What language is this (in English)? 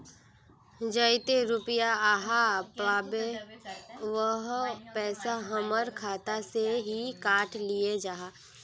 Magahi